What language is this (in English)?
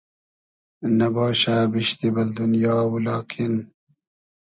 Hazaragi